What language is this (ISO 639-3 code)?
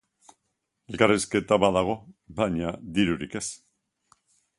eus